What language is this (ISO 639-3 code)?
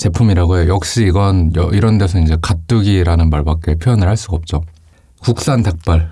kor